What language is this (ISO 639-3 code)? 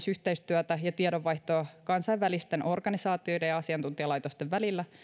fin